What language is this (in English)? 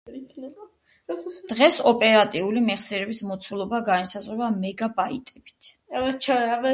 Georgian